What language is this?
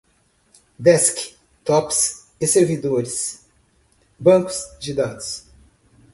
Portuguese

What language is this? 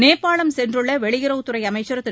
Tamil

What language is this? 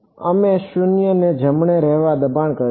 Gujarati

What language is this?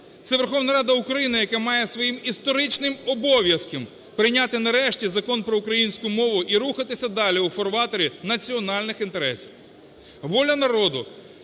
Ukrainian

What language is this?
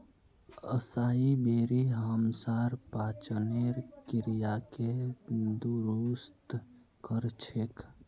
Magahi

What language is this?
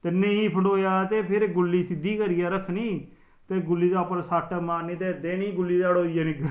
Dogri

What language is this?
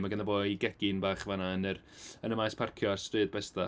Welsh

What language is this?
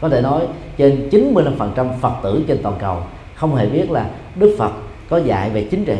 Vietnamese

